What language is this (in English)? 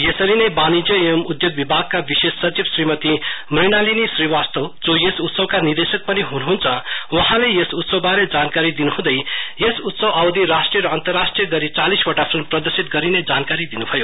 Nepali